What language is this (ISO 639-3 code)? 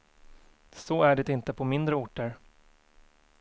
swe